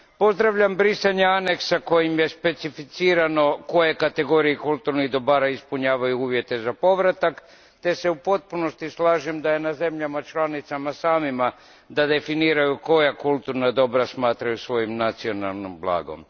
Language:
Croatian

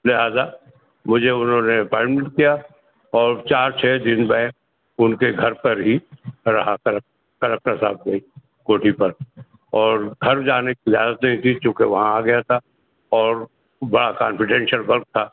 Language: Urdu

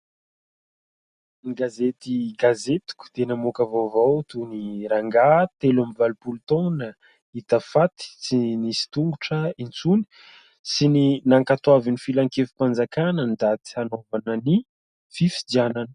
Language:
Malagasy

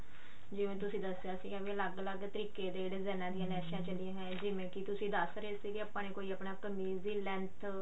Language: Punjabi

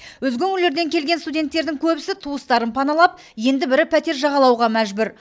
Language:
Kazakh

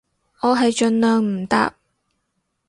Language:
Cantonese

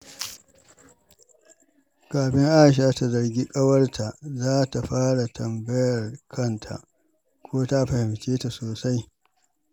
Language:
Hausa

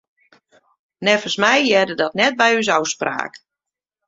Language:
Western Frisian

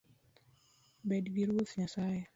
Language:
Luo (Kenya and Tanzania)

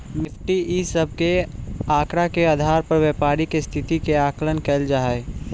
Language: Magahi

